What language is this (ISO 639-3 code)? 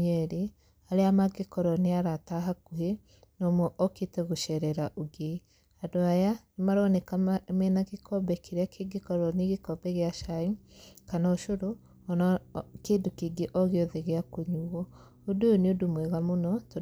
kik